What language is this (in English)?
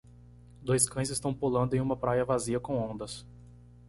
Portuguese